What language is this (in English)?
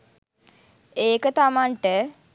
Sinhala